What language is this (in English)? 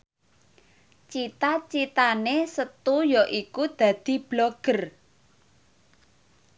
Javanese